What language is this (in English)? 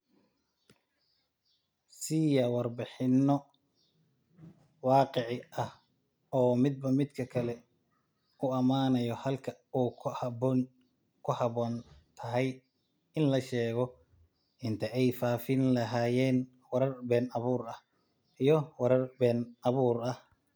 Somali